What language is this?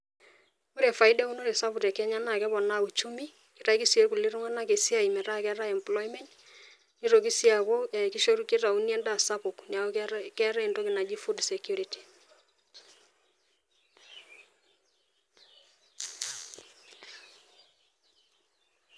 Masai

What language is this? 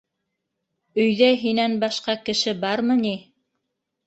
Bashkir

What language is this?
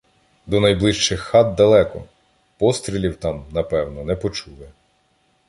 Ukrainian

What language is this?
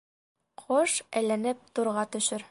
Bashkir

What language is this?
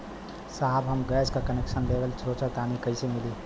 Bhojpuri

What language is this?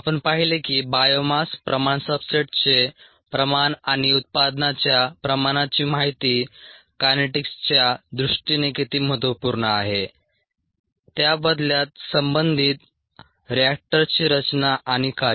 Marathi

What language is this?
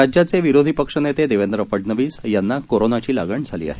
Marathi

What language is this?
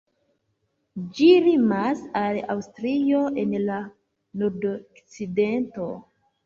Esperanto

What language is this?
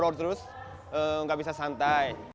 Indonesian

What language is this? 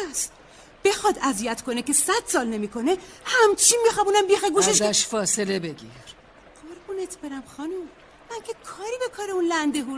Persian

